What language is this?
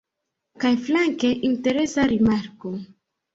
Esperanto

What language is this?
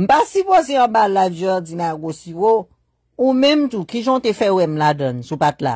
French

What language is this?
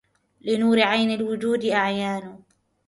Arabic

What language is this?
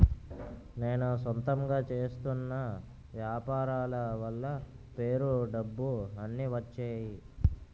Telugu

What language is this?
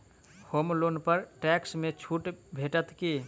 Maithili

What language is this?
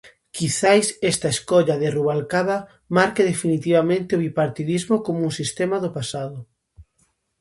Galician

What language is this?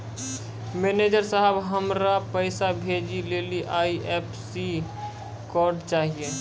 Maithili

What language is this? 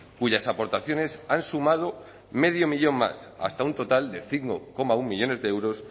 Spanish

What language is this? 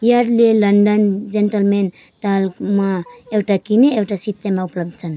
Nepali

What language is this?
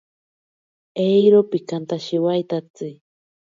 Ashéninka Perené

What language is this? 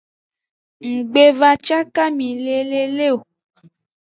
Aja (Benin)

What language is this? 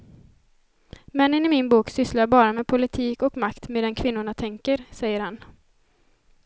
Swedish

